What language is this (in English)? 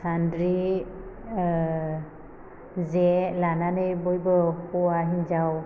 Bodo